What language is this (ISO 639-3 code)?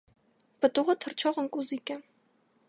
hye